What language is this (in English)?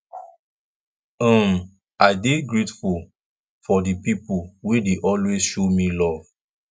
Nigerian Pidgin